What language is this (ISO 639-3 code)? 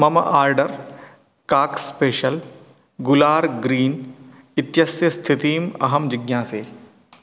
san